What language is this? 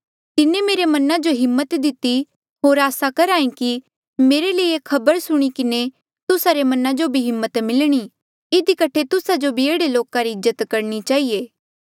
Mandeali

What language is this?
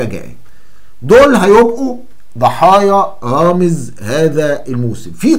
Arabic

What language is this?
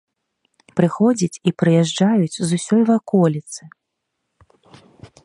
Belarusian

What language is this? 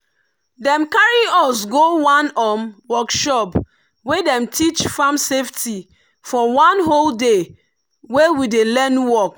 Nigerian Pidgin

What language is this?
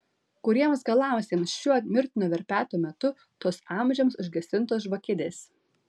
Lithuanian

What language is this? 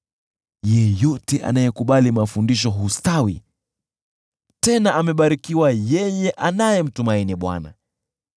Swahili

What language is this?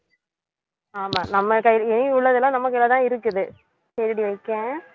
Tamil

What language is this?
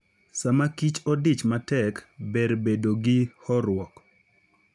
Luo (Kenya and Tanzania)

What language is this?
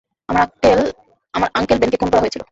Bangla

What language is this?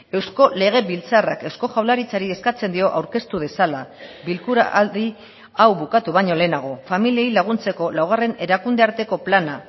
Basque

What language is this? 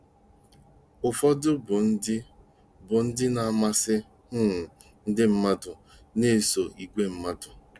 Igbo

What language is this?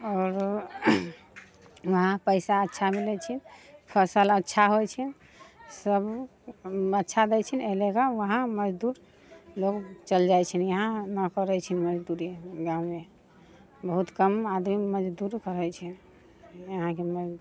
Maithili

